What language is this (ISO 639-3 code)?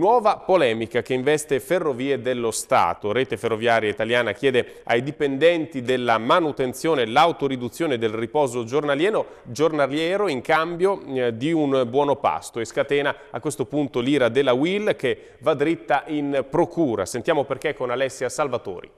ita